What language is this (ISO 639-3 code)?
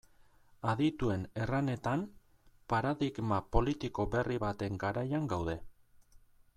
eus